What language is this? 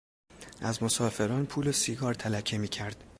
Persian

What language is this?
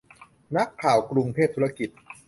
Thai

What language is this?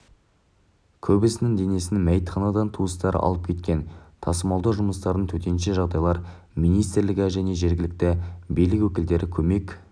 Kazakh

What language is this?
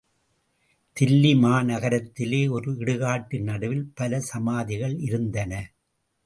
Tamil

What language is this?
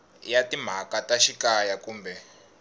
Tsonga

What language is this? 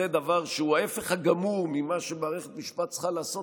Hebrew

